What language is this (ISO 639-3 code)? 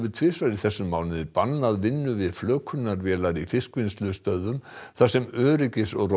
isl